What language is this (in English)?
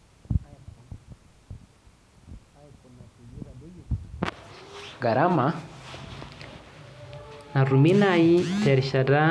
Masai